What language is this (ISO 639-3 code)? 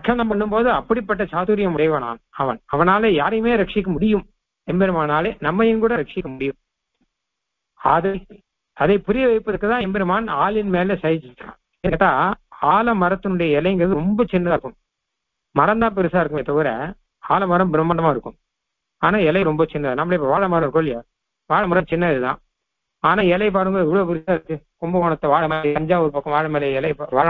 ara